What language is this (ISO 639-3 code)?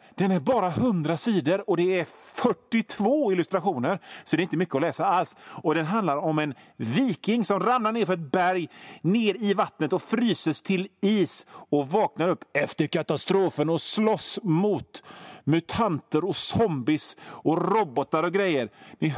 swe